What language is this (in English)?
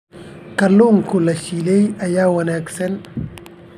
Somali